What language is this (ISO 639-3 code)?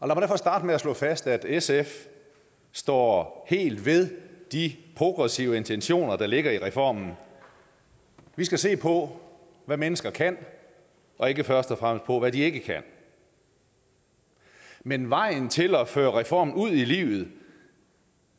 dan